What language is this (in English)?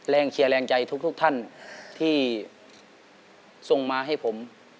Thai